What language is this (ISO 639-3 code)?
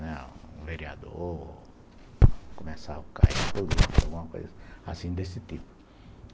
por